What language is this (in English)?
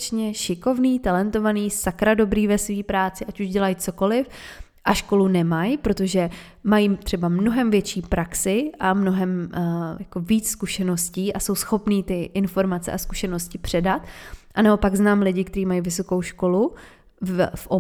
Czech